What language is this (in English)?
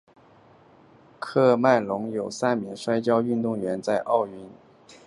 Chinese